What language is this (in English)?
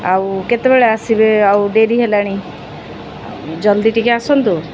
Odia